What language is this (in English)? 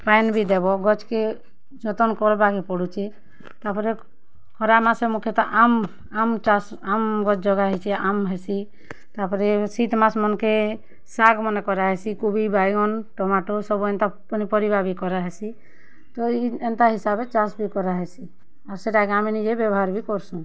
Odia